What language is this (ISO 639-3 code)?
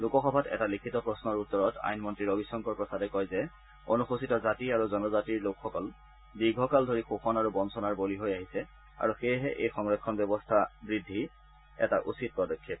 asm